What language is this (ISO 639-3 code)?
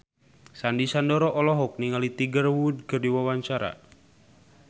sun